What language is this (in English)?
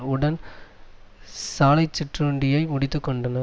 Tamil